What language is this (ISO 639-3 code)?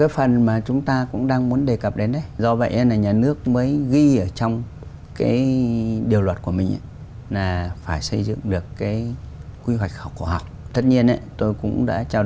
vie